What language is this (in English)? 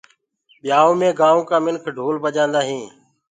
Gurgula